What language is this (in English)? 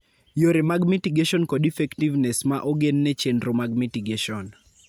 Luo (Kenya and Tanzania)